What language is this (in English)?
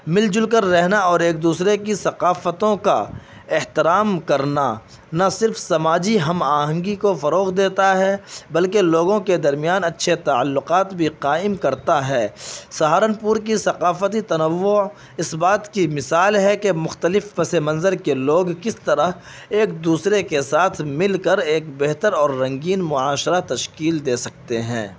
Urdu